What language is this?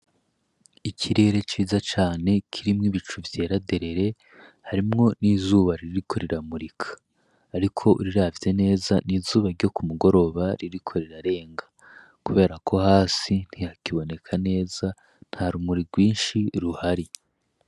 Rundi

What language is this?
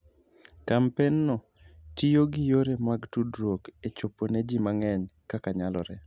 Luo (Kenya and Tanzania)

